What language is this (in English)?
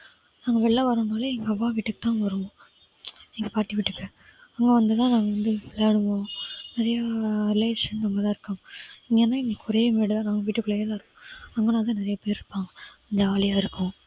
Tamil